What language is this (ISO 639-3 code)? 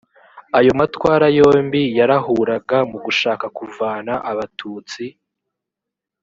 kin